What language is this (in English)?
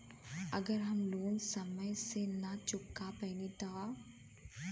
Bhojpuri